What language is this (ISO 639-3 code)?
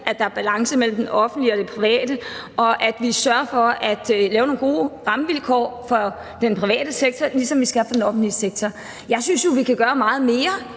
dan